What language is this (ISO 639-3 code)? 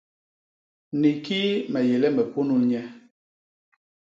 bas